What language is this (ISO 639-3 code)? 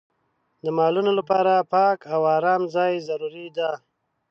pus